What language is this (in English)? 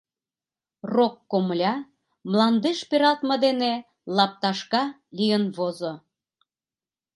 Mari